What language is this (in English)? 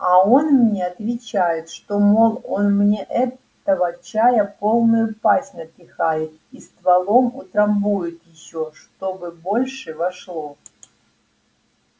Russian